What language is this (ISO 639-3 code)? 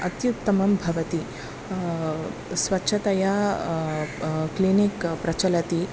san